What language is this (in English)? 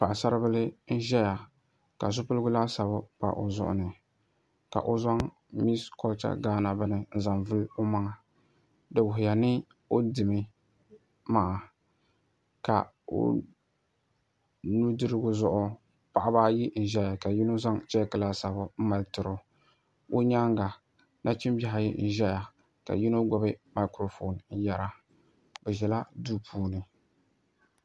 Dagbani